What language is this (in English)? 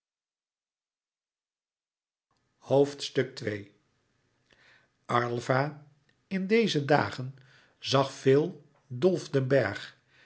Dutch